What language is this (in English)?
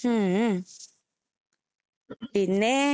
Malayalam